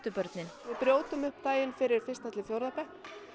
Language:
Icelandic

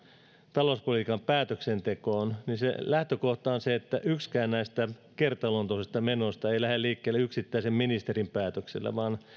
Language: Finnish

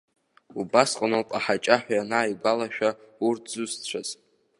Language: Abkhazian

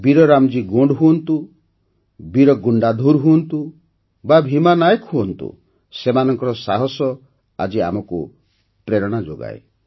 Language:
Odia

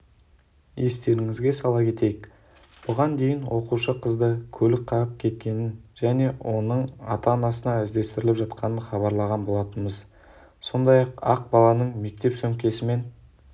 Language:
Kazakh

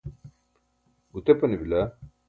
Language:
Burushaski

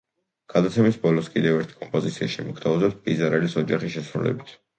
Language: Georgian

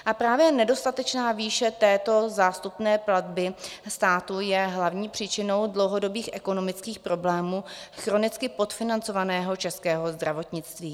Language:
Czech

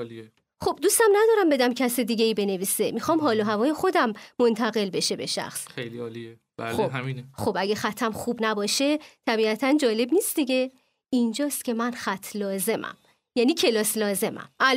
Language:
Persian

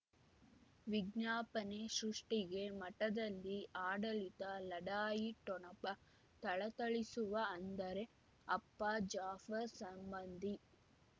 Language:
Kannada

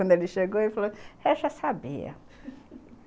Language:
Portuguese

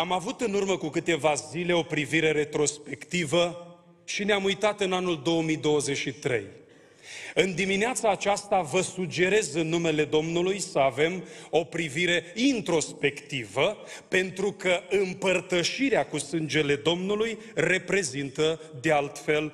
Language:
Romanian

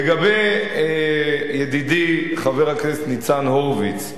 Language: Hebrew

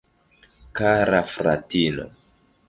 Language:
Esperanto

